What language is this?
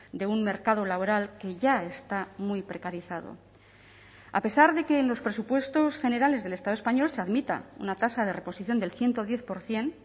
Spanish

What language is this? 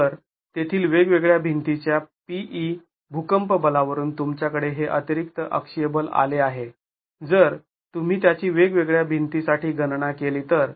Marathi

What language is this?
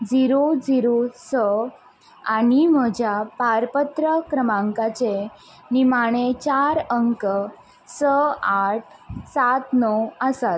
Konkani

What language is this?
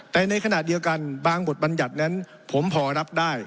Thai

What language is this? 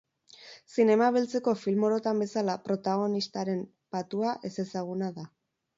Basque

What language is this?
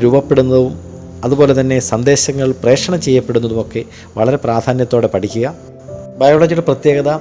Malayalam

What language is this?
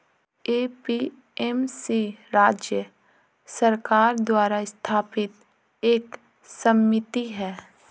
Hindi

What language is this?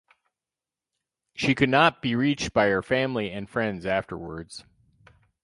English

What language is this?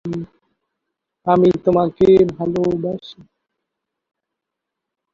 Bangla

